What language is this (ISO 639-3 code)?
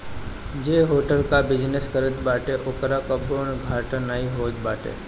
bho